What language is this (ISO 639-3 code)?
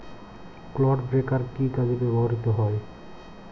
ben